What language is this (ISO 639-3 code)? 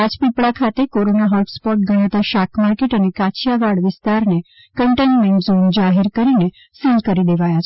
guj